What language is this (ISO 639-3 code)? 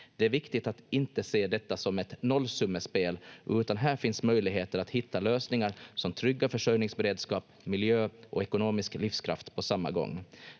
fin